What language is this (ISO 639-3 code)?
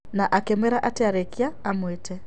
kik